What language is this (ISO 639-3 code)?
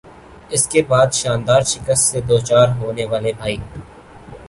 urd